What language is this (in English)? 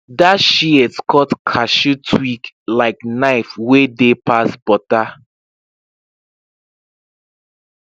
Nigerian Pidgin